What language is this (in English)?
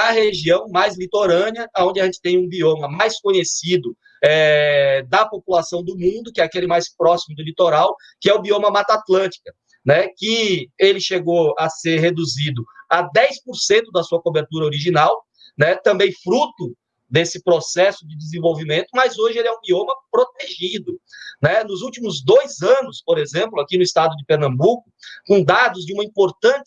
Portuguese